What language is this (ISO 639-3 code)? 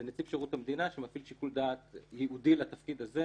heb